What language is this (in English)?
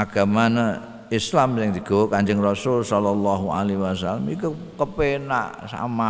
Indonesian